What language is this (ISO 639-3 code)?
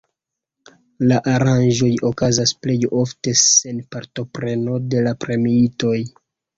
epo